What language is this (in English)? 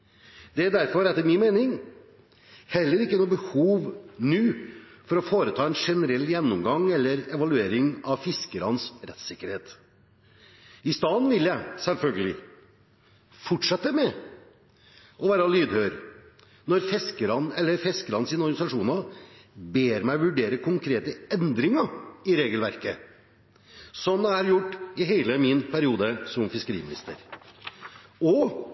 Norwegian Bokmål